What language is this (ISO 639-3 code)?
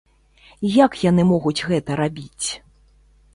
bel